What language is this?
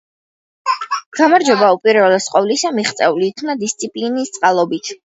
Georgian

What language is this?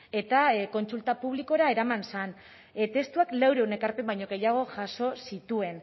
Basque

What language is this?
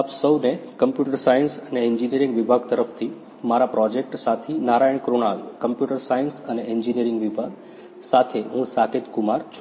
Gujarati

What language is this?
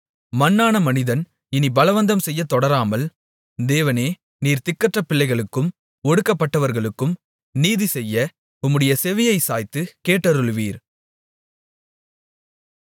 Tamil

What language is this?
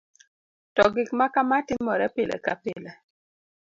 Luo (Kenya and Tanzania)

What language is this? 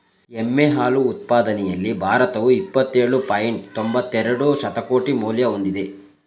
Kannada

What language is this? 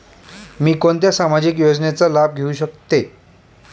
Marathi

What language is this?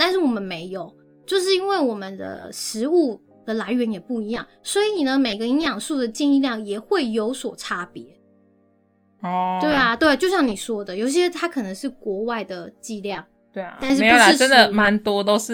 Chinese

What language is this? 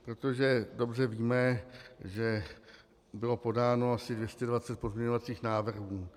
Czech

